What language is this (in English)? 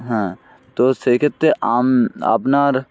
Bangla